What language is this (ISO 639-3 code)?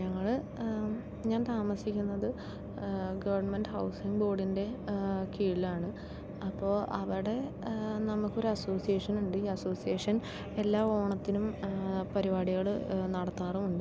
mal